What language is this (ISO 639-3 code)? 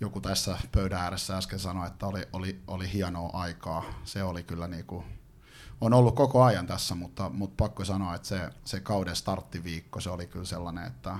fin